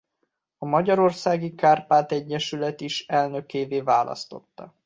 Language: Hungarian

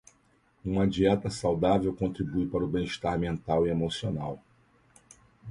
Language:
Portuguese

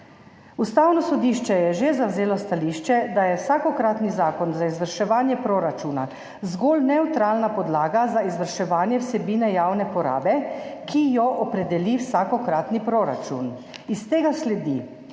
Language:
Slovenian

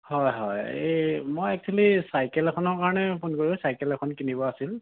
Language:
Assamese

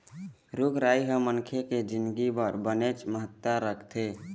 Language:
Chhattisgarhi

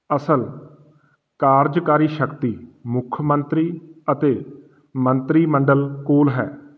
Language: Punjabi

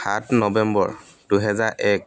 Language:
Assamese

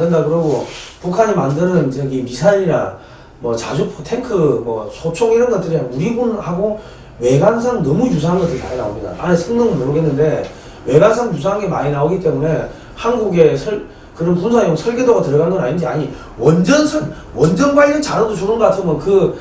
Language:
Korean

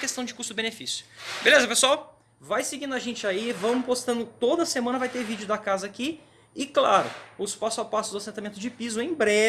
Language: Portuguese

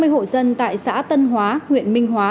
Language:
Vietnamese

